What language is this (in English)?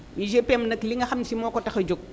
Wolof